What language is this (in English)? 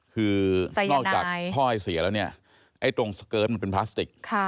Thai